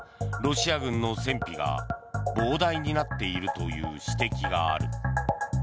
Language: Japanese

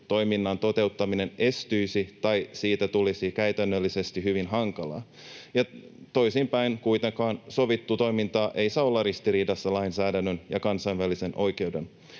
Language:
Finnish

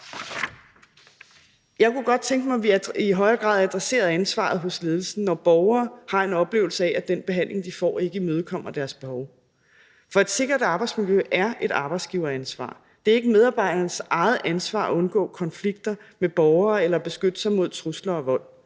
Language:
Danish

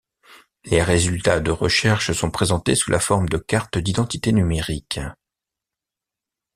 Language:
French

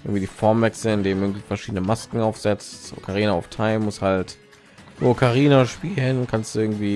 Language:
German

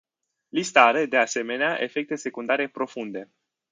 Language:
Romanian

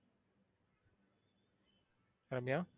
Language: Tamil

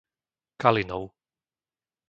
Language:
Slovak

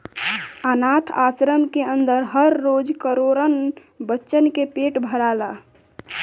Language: Bhojpuri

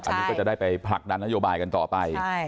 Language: Thai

